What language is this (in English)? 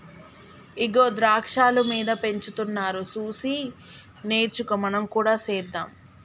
Telugu